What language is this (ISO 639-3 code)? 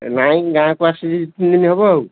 ori